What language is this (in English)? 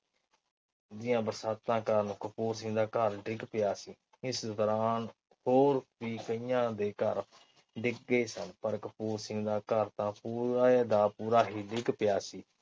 Punjabi